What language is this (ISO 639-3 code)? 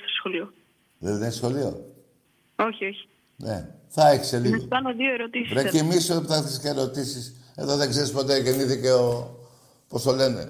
ell